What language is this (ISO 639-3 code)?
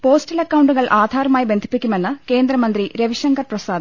mal